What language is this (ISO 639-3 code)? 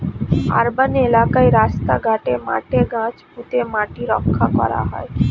ben